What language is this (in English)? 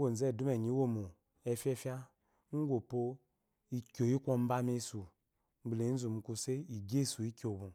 Eloyi